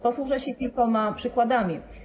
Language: Polish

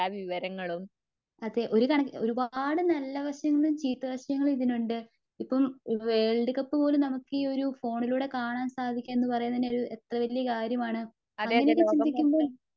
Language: Malayalam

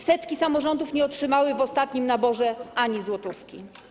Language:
Polish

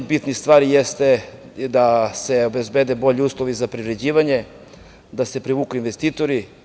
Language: Serbian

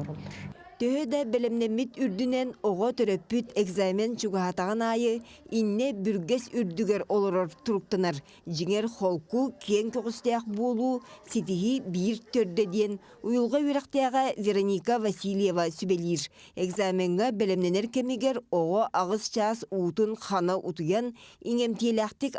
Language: Turkish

